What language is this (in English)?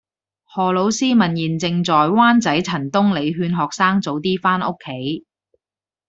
Cantonese